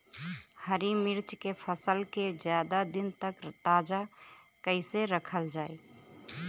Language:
Bhojpuri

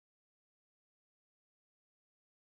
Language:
English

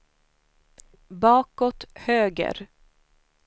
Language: Swedish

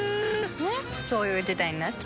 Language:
Japanese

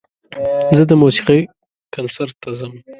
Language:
Pashto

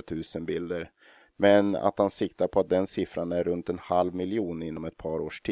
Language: Swedish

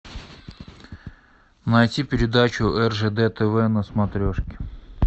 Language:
Russian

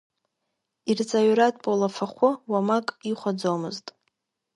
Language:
Abkhazian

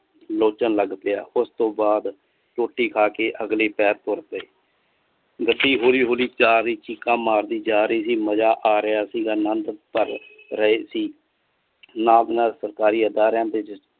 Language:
Punjabi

